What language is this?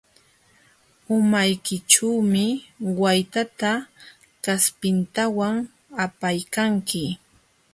Jauja Wanca Quechua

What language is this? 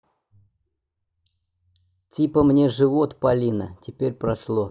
Russian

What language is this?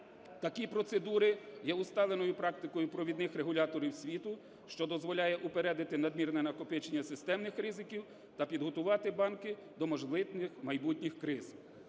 Ukrainian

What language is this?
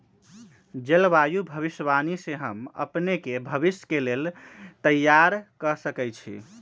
Magahi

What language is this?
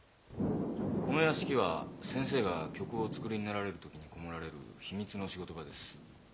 Japanese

